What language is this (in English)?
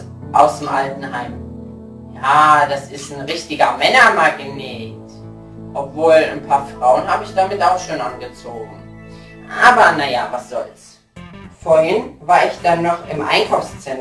German